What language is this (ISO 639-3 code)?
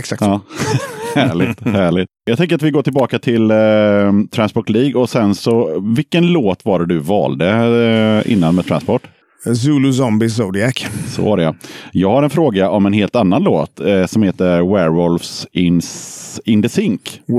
swe